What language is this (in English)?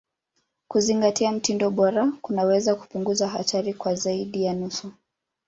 Swahili